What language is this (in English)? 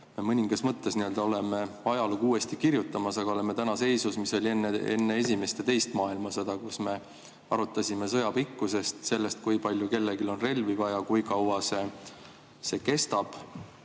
Estonian